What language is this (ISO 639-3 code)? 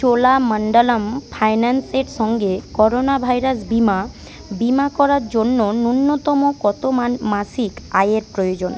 ben